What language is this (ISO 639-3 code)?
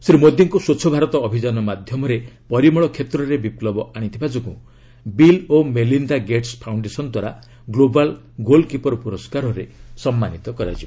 ori